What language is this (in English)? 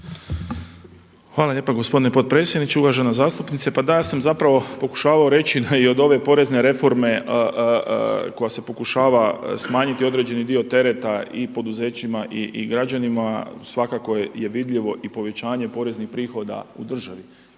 Croatian